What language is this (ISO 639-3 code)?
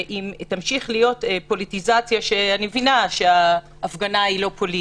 heb